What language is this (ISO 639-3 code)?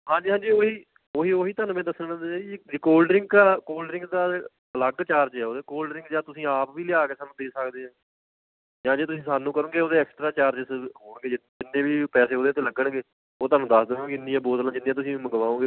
pan